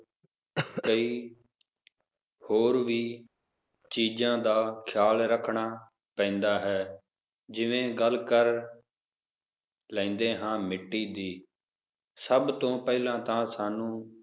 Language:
Punjabi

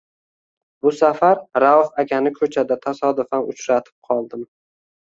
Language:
Uzbek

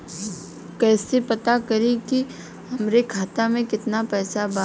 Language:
Bhojpuri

